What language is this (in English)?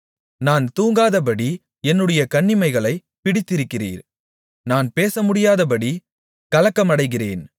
Tamil